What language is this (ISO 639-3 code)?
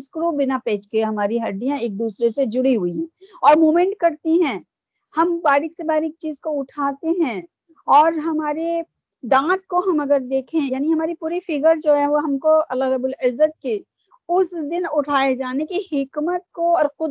urd